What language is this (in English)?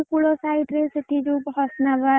Odia